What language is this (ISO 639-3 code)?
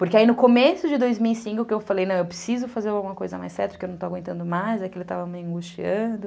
por